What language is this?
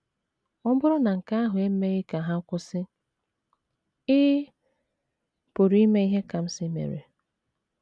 Igbo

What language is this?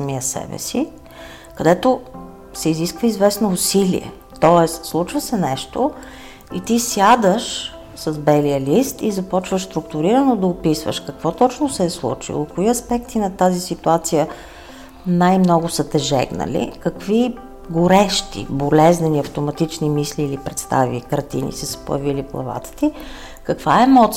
Bulgarian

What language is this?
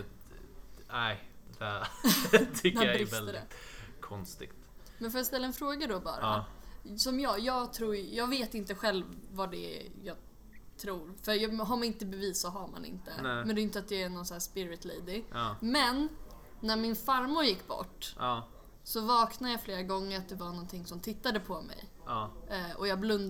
Swedish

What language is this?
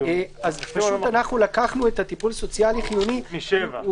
Hebrew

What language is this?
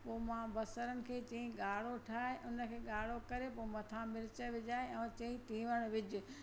Sindhi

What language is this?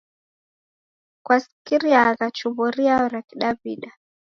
Taita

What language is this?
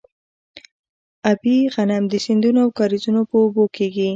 Pashto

